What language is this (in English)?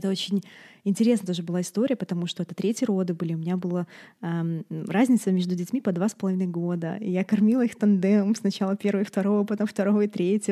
Russian